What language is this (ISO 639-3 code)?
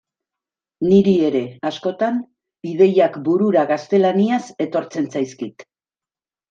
eus